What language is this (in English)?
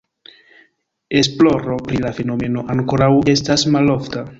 Esperanto